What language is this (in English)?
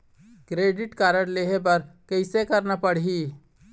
Chhattisgarhi